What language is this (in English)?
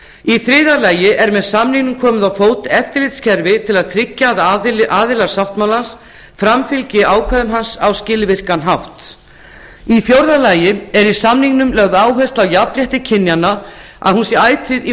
Icelandic